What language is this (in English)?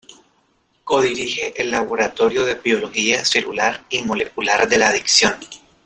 Spanish